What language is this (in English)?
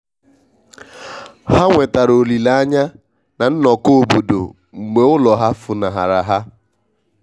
Igbo